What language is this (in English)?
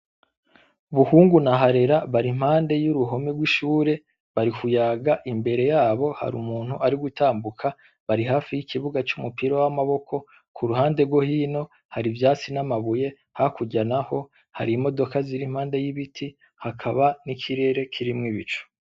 Rundi